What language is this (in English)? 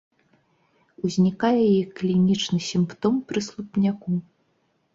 Belarusian